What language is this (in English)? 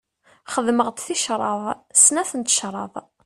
Kabyle